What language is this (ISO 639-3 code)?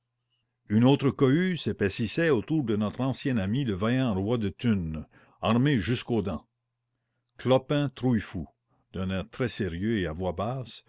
fra